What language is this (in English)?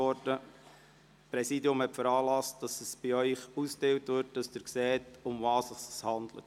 Swiss German